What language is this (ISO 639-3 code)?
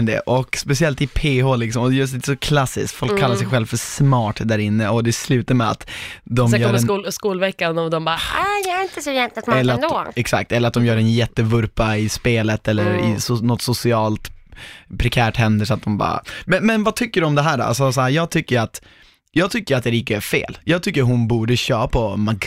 swe